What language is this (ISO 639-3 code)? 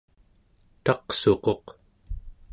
esu